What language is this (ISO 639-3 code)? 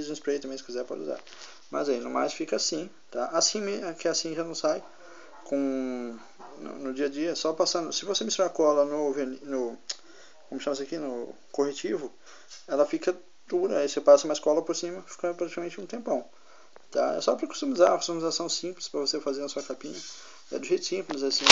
por